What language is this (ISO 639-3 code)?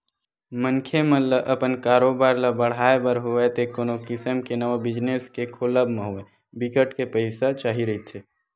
hne